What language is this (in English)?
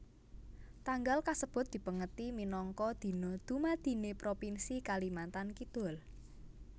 Javanese